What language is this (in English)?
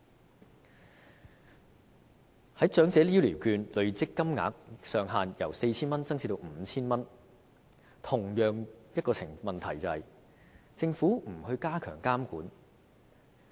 Cantonese